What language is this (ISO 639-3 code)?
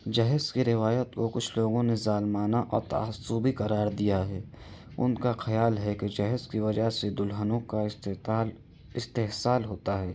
urd